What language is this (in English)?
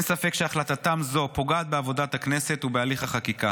Hebrew